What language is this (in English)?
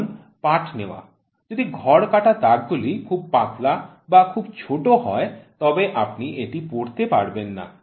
Bangla